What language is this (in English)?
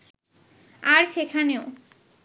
Bangla